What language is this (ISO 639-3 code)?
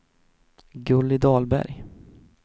swe